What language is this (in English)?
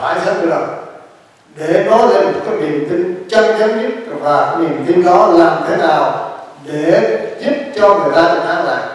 Vietnamese